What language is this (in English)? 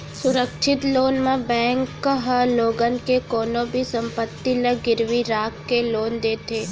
Chhattisgarhi